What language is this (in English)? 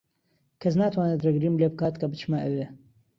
Central Kurdish